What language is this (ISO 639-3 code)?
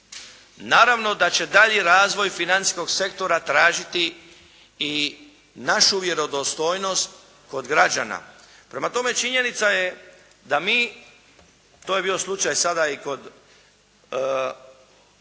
hrv